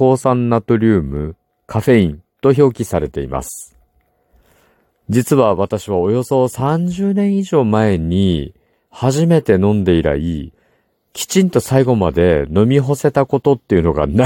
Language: Japanese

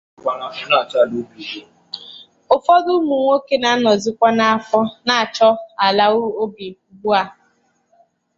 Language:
Igbo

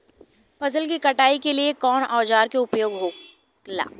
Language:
Bhojpuri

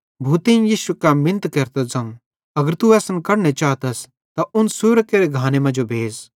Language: Bhadrawahi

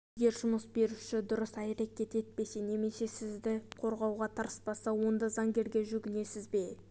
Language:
Kazakh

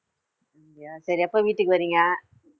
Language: Tamil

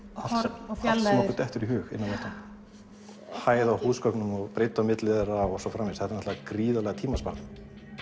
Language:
Icelandic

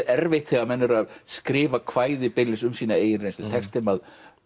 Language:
Icelandic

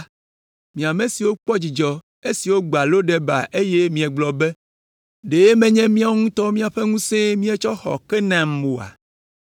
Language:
Ewe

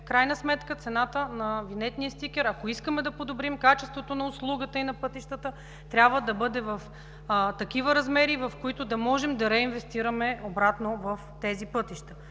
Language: Bulgarian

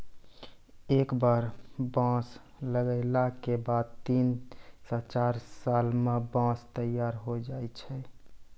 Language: Maithili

